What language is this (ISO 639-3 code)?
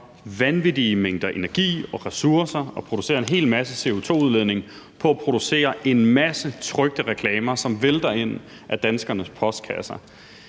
dan